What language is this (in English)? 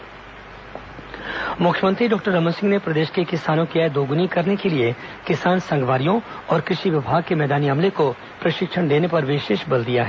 Hindi